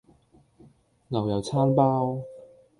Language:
Cantonese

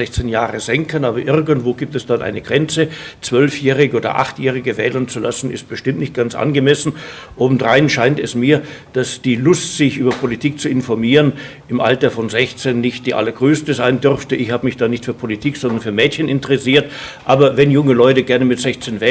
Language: German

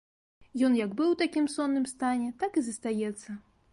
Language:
Belarusian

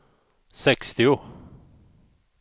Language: Swedish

